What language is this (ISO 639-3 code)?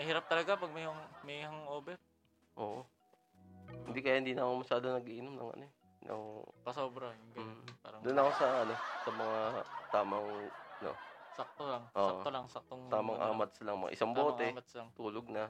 fil